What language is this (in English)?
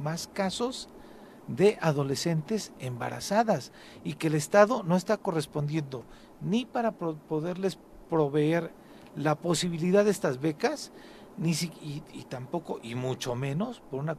Spanish